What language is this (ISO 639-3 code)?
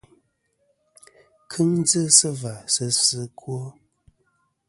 bkm